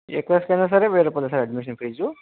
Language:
Telugu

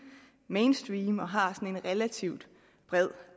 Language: Danish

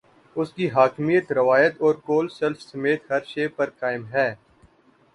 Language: Urdu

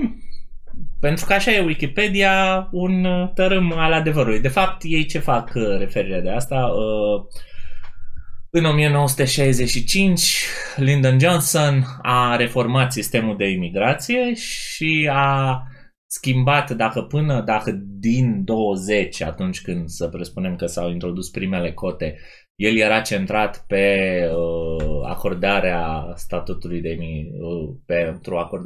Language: Romanian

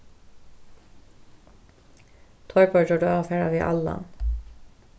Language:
Faroese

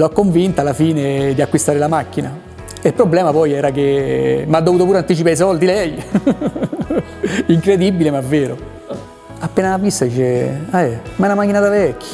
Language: Italian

